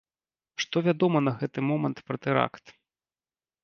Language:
Belarusian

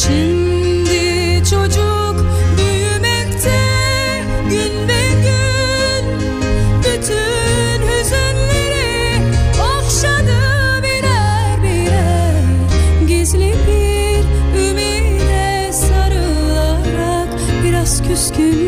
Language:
Turkish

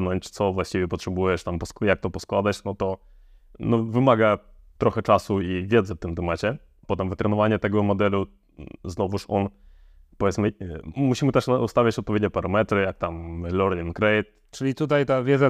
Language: Polish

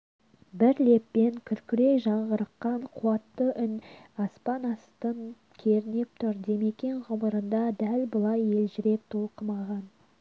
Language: Kazakh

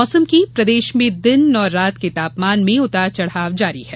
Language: Hindi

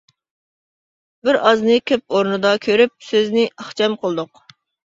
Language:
Uyghur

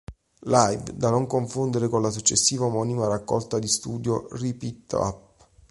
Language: Italian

